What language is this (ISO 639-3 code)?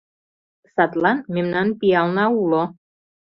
chm